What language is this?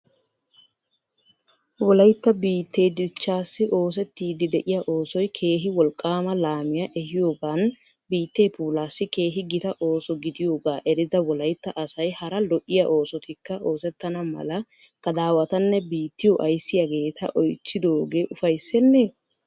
Wolaytta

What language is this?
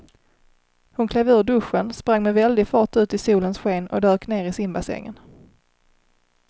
Swedish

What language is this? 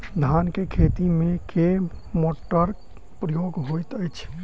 Maithili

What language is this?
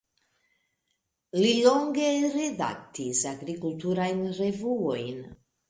Esperanto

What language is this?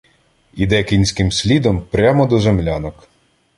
Ukrainian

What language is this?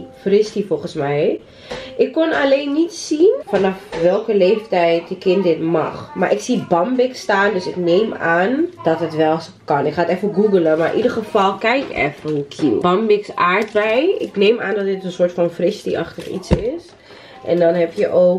Dutch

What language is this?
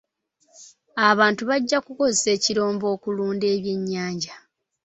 Ganda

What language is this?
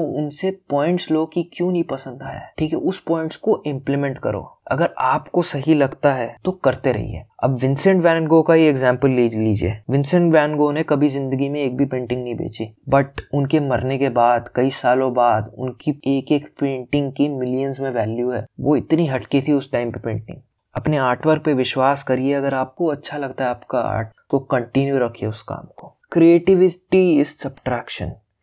Hindi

